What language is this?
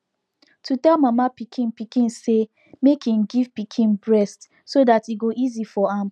Nigerian Pidgin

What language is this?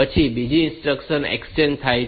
Gujarati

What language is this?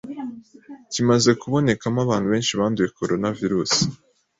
Kinyarwanda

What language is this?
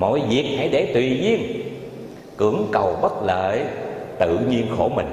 Vietnamese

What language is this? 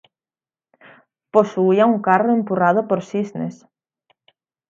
Galician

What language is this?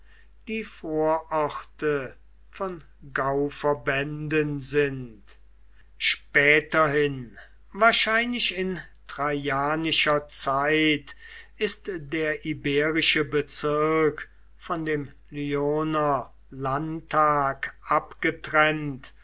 German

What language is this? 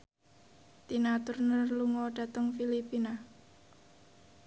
Javanese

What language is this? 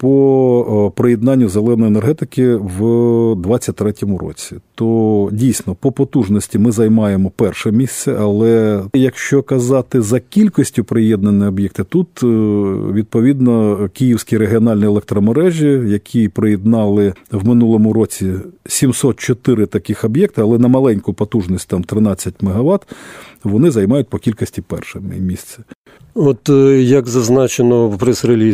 Ukrainian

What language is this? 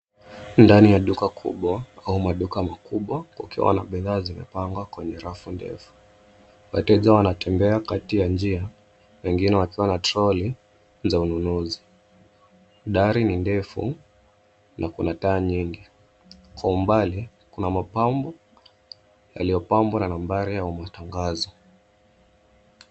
Swahili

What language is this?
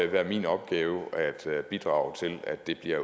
Danish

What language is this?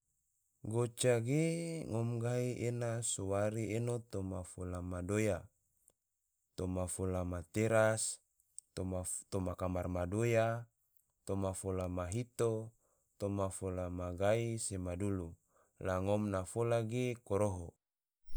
Tidore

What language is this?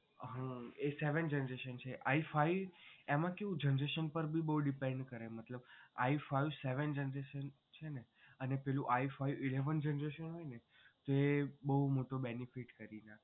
Gujarati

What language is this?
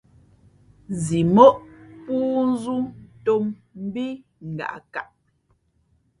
Fe'fe'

